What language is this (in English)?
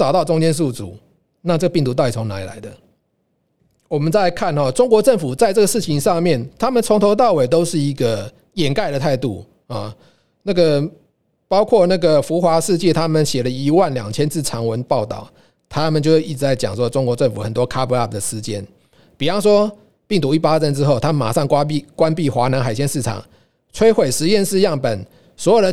Chinese